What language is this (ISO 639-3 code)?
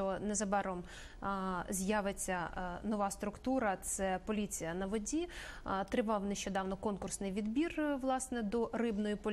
rus